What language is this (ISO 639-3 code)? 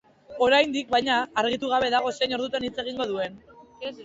eus